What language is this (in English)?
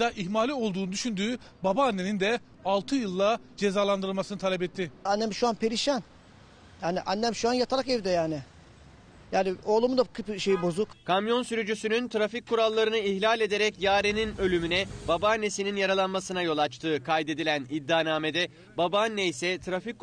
Turkish